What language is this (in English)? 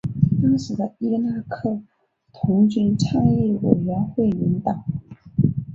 Chinese